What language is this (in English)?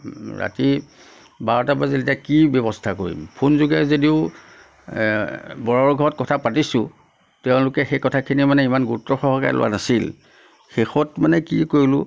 Assamese